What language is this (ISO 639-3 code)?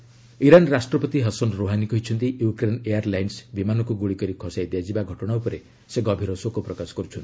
ori